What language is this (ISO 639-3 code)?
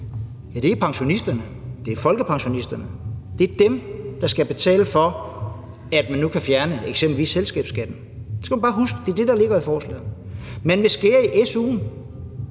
dan